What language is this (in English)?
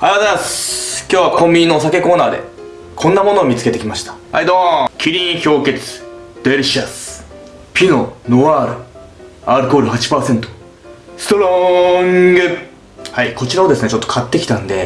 Japanese